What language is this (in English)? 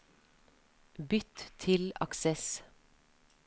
Norwegian